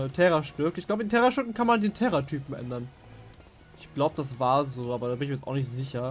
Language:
German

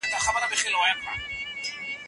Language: Pashto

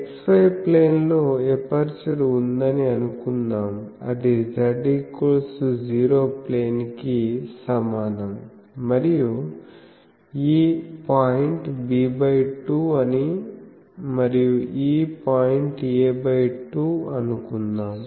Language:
Telugu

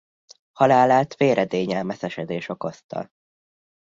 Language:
Hungarian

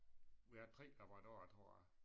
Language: Danish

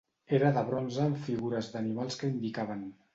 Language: Catalan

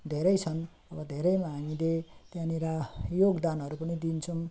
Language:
Nepali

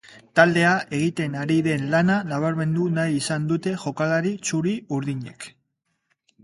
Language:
Basque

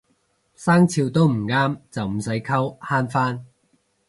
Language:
Cantonese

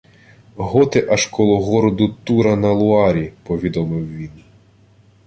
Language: Ukrainian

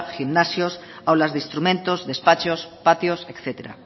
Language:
Spanish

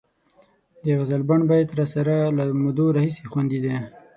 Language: Pashto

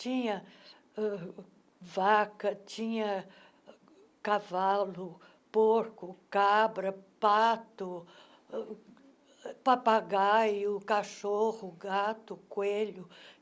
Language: Portuguese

